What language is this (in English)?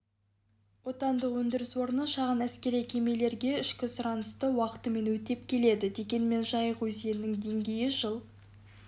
Kazakh